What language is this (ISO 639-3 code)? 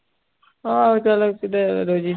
pan